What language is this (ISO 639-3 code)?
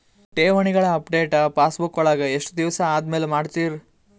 kan